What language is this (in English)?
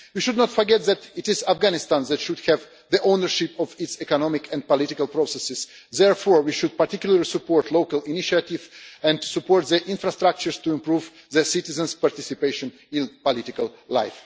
English